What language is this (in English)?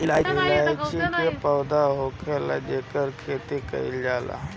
Bhojpuri